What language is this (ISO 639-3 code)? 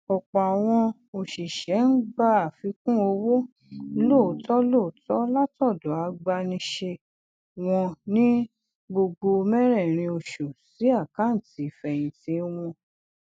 yor